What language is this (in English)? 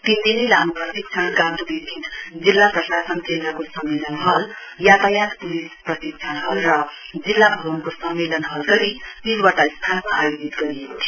Nepali